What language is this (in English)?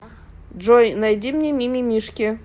Russian